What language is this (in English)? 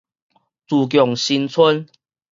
Min Nan Chinese